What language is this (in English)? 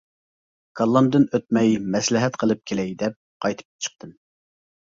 Uyghur